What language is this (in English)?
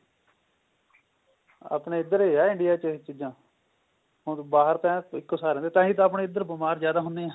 Punjabi